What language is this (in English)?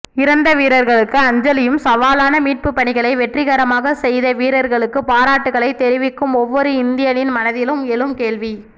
Tamil